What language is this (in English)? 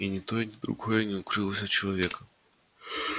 Russian